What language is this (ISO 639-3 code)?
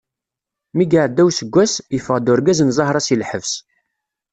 kab